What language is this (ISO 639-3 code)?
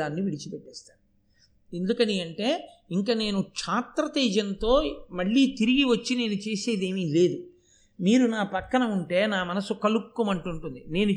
tel